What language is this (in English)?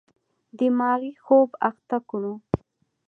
Pashto